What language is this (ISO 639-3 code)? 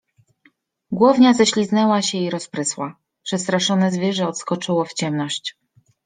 pol